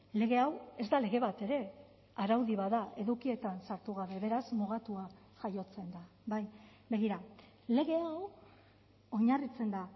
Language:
Basque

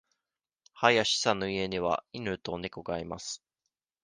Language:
Japanese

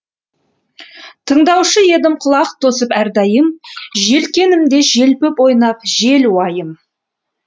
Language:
Kazakh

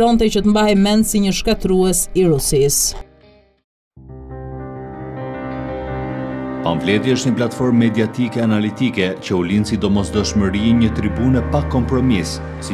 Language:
Romanian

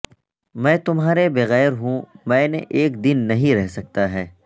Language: Urdu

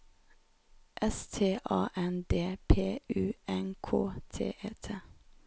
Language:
Norwegian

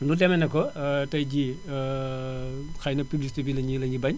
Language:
Wolof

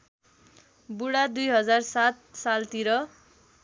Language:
Nepali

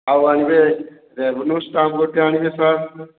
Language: Odia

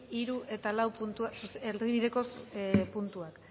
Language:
Basque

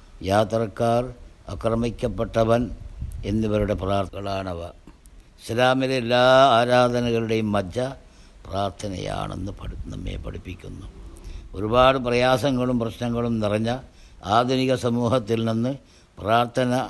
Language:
Malayalam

